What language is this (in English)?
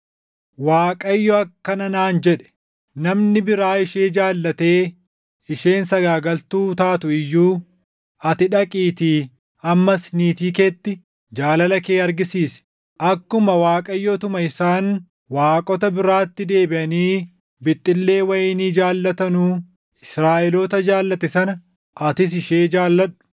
Oromo